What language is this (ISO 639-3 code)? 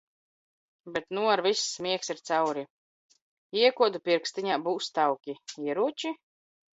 lav